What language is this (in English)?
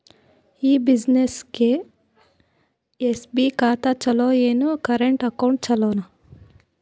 Kannada